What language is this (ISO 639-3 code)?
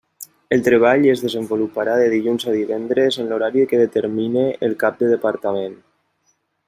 cat